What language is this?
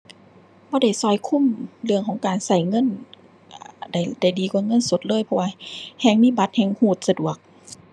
Thai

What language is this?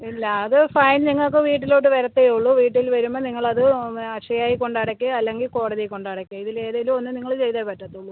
Malayalam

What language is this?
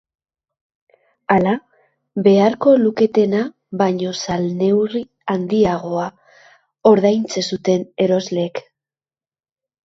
Basque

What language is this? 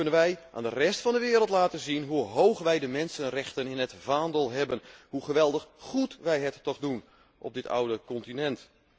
Dutch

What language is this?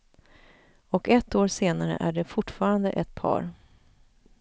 Swedish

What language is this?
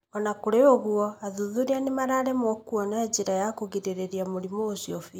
Kikuyu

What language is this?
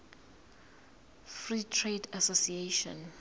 Zulu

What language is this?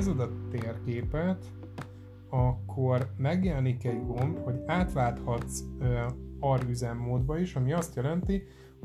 Hungarian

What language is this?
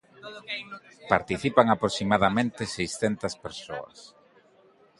Galician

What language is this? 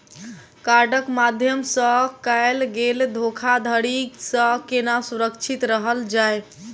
Maithili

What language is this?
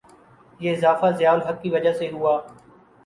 Urdu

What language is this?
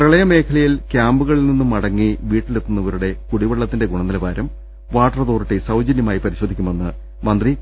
Malayalam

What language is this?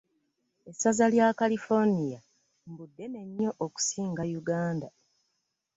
Ganda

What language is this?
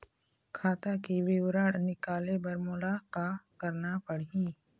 Chhattisgarhi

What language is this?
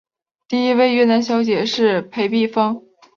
Chinese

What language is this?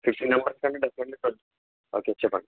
Telugu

